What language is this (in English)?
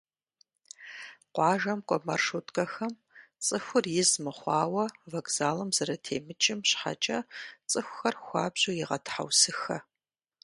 Kabardian